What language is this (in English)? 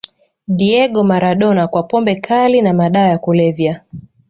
Swahili